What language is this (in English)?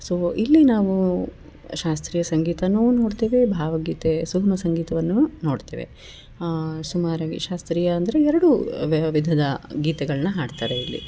Kannada